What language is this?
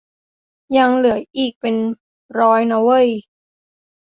Thai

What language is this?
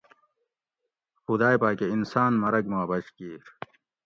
Gawri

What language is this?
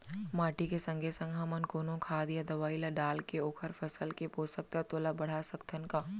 Chhattisgarhi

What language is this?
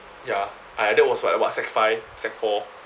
English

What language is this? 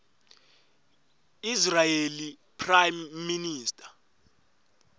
Swati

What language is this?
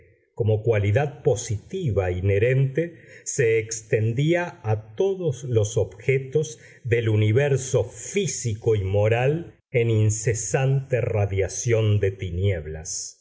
Spanish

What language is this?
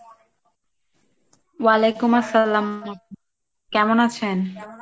Bangla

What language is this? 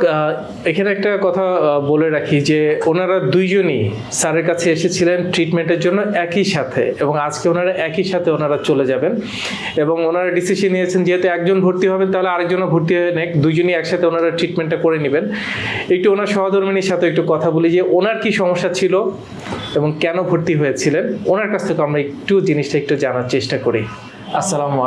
English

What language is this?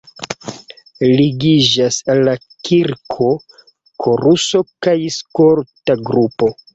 Esperanto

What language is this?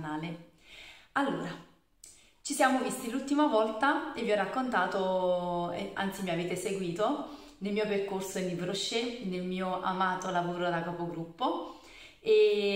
Italian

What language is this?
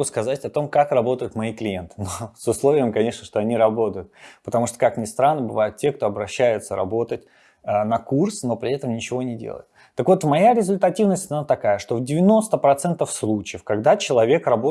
Russian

